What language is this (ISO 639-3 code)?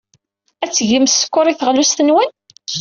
kab